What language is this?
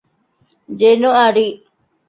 Divehi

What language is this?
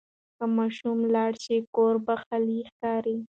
Pashto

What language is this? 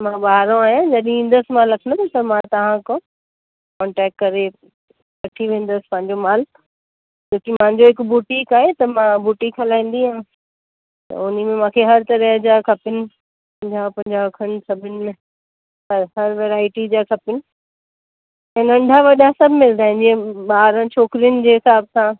Sindhi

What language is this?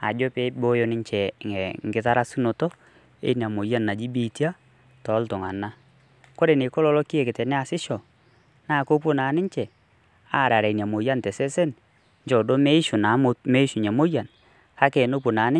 Masai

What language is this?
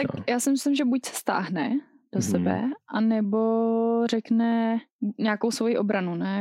Czech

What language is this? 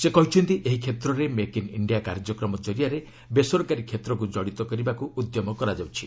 Odia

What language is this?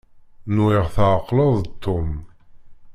Kabyle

